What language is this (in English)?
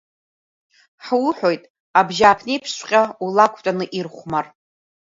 Abkhazian